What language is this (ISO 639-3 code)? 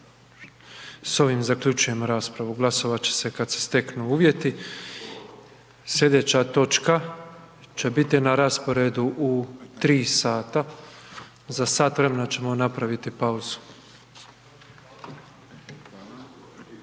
hrv